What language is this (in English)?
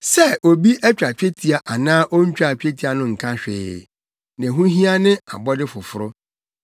Akan